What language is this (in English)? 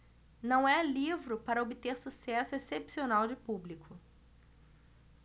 Portuguese